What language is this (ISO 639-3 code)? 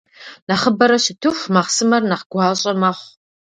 kbd